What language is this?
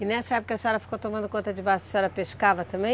Portuguese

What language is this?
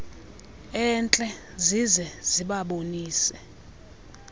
Xhosa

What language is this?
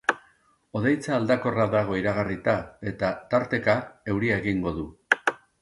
Basque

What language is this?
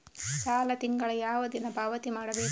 Kannada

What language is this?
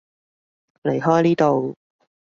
Cantonese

